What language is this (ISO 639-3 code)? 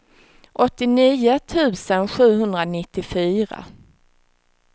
swe